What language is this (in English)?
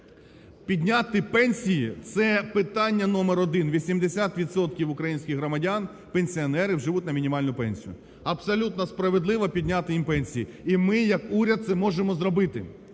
Ukrainian